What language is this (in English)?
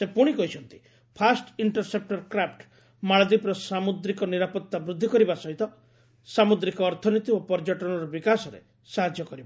Odia